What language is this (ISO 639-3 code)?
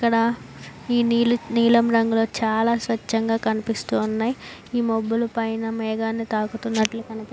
tel